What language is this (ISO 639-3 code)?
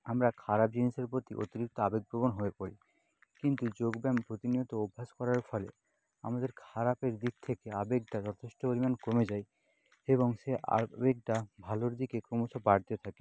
ben